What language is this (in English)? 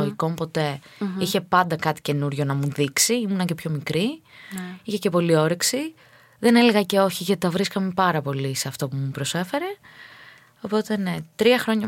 Greek